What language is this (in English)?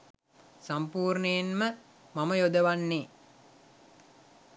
Sinhala